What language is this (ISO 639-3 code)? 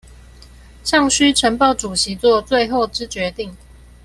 zho